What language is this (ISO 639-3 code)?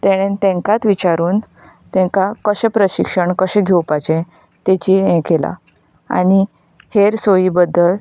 kok